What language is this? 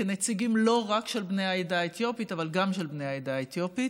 Hebrew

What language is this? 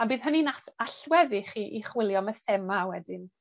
Welsh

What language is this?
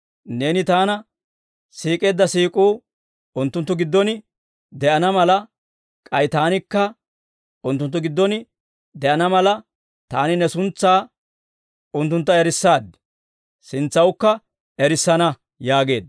Dawro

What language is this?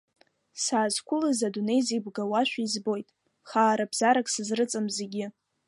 Abkhazian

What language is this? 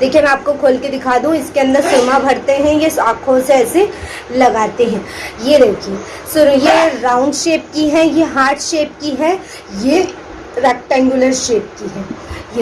Hindi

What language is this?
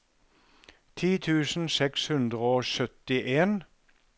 Norwegian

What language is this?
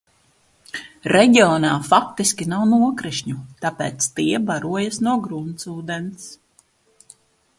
Latvian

